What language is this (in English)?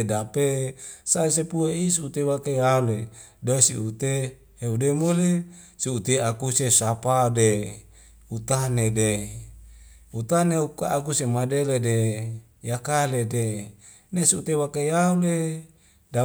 Wemale